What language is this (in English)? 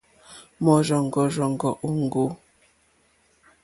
Mokpwe